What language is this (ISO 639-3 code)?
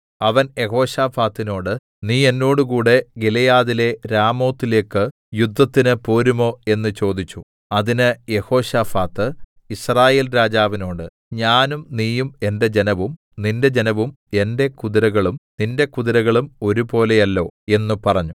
mal